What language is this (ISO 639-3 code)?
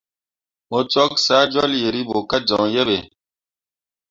mua